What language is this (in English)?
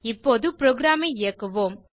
Tamil